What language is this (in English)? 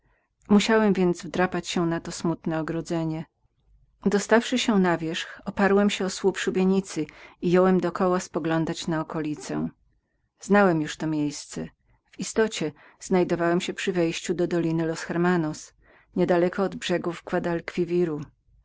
Polish